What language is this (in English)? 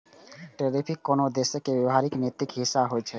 Maithili